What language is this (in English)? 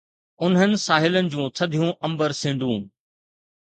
Sindhi